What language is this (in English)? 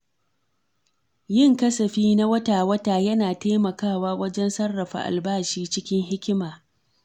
Hausa